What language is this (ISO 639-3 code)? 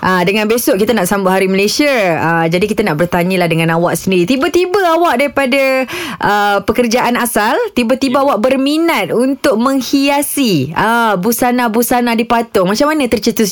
msa